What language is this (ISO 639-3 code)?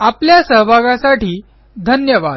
mar